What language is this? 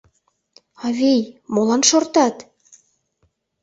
Mari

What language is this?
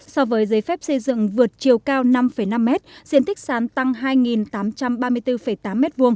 Vietnamese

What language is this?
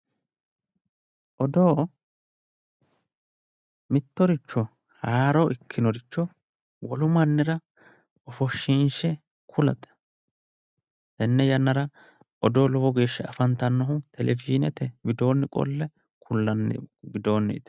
Sidamo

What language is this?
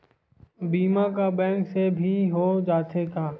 Chhattisgarhi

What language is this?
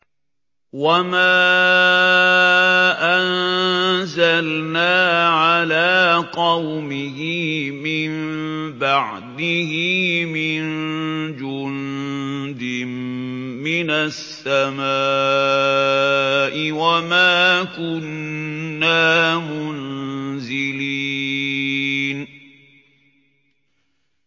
Arabic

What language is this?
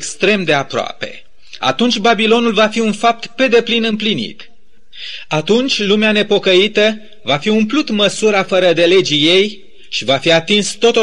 Romanian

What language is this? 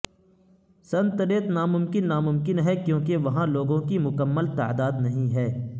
Urdu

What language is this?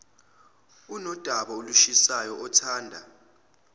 Zulu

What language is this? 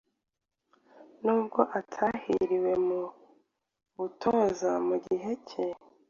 Kinyarwanda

